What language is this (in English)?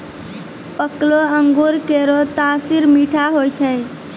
Maithili